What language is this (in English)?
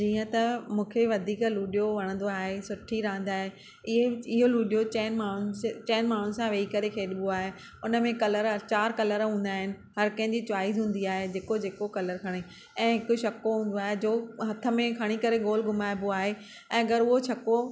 Sindhi